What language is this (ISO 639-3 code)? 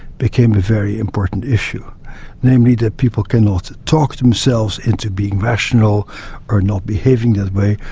eng